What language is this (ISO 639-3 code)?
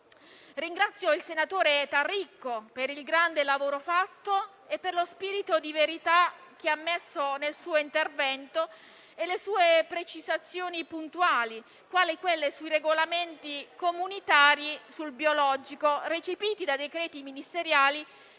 ita